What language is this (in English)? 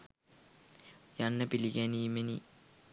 Sinhala